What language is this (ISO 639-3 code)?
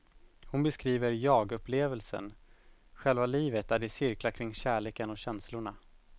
swe